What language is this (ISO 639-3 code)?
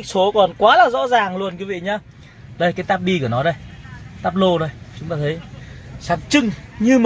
vie